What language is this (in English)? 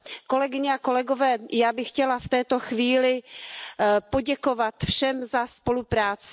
Czech